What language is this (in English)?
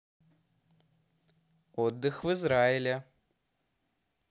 Russian